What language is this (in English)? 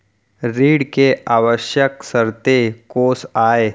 Chhattisgarhi